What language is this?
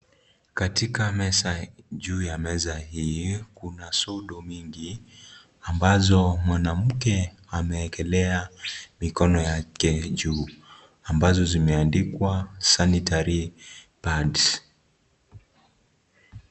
Swahili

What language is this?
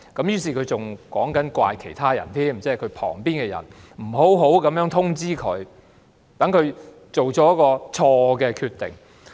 Cantonese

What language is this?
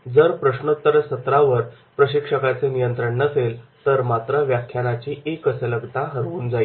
Marathi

